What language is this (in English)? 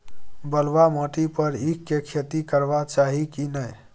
Maithili